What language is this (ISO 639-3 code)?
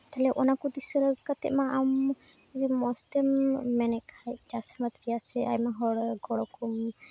sat